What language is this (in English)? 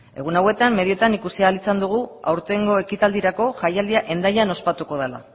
Basque